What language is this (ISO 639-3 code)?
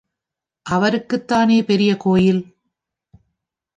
tam